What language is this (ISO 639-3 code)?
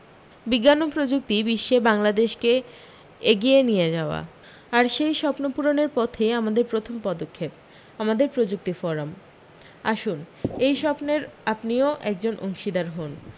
ben